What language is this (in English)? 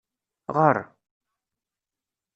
Kabyle